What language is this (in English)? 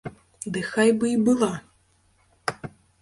Belarusian